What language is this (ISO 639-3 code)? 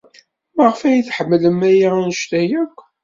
kab